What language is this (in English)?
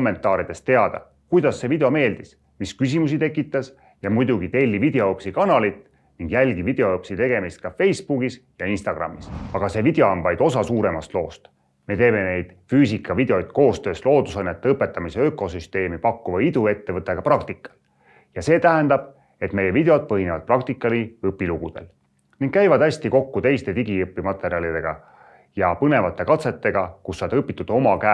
Estonian